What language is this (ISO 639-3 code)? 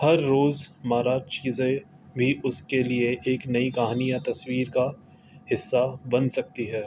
urd